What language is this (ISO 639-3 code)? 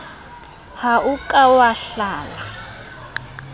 sot